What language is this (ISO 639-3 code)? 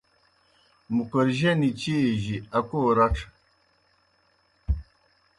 plk